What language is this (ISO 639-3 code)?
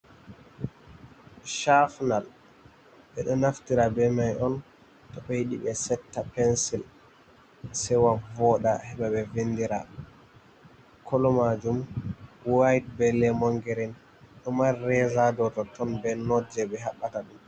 ful